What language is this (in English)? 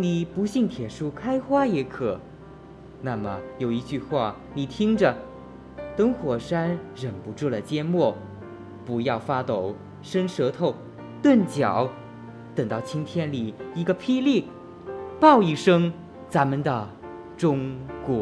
Chinese